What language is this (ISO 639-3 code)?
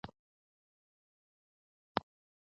pus